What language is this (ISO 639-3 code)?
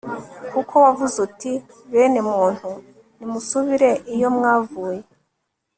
kin